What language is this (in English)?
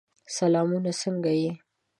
Pashto